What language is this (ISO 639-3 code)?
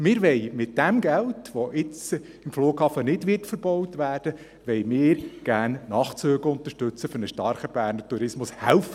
gsw